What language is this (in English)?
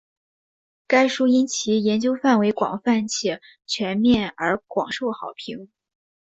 Chinese